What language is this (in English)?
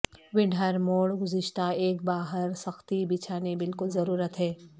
Urdu